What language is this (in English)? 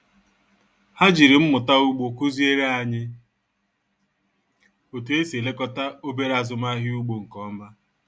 Igbo